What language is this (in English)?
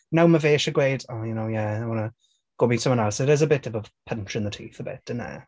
Welsh